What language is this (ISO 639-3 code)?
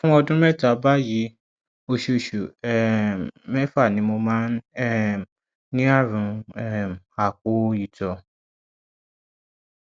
yor